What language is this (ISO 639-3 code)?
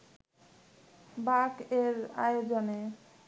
ben